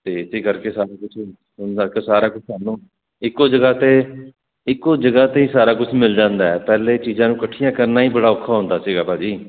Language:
Punjabi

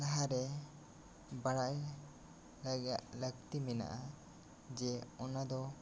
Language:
Santali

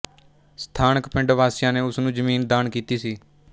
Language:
Punjabi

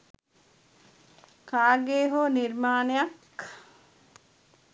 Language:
Sinhala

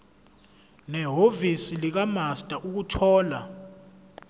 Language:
Zulu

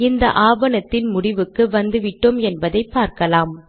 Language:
Tamil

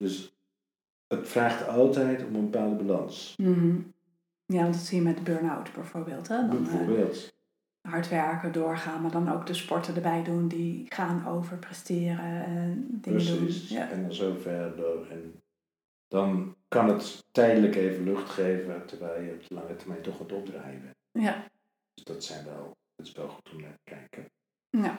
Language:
Dutch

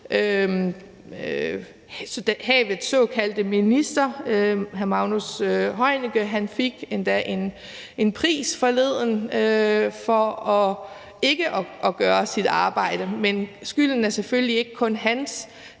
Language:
Danish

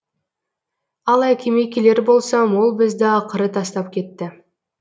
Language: Kazakh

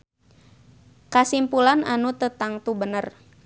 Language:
Sundanese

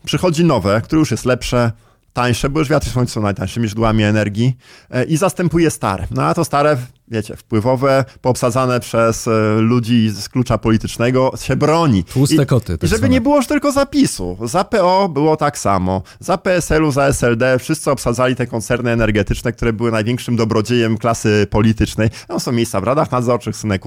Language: Polish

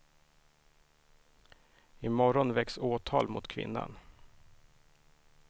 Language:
Swedish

